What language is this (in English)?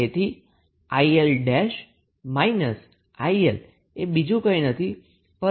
Gujarati